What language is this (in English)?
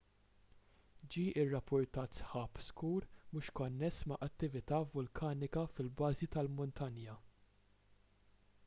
Maltese